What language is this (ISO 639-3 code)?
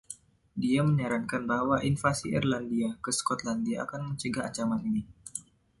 ind